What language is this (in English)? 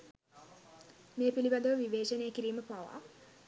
Sinhala